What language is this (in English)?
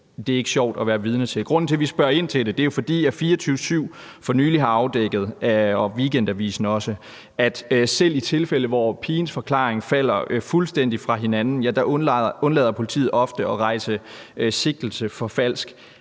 Danish